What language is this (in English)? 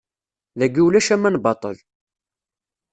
Kabyle